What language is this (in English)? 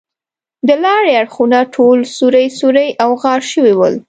Pashto